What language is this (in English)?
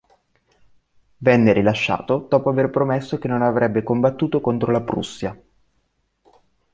Italian